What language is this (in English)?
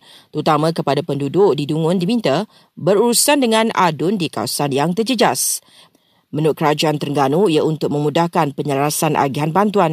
Malay